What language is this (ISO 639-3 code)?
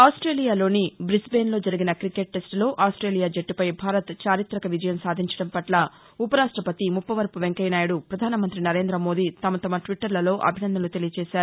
tel